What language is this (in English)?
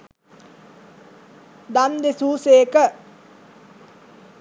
Sinhala